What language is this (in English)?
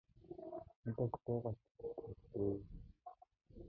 Mongolian